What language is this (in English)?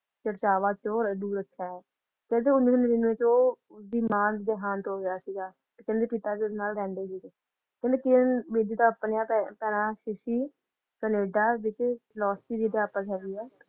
Punjabi